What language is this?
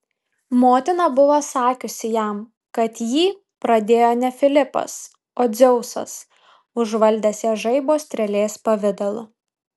Lithuanian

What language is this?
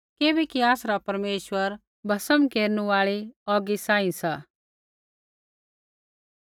Kullu Pahari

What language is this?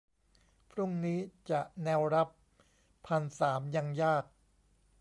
Thai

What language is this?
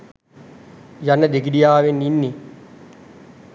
Sinhala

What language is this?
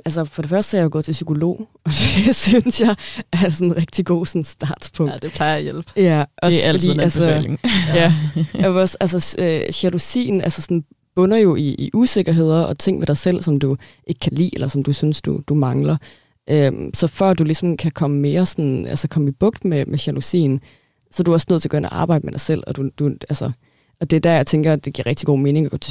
Danish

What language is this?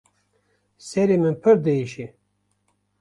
Kurdish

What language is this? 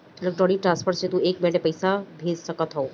Bhojpuri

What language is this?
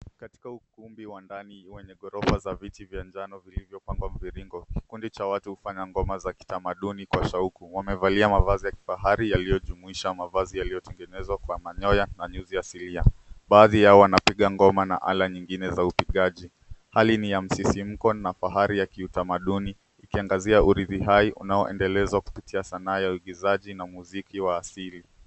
Swahili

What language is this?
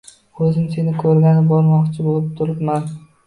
Uzbek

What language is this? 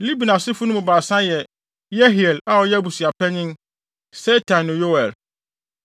Akan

